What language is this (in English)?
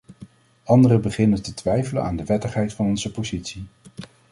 Dutch